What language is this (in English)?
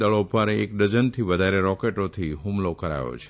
Gujarati